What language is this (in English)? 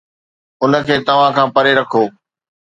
Sindhi